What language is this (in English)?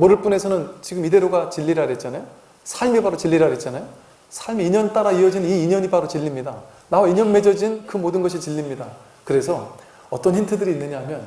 Korean